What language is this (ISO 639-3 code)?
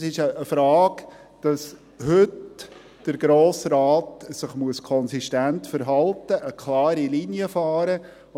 gsw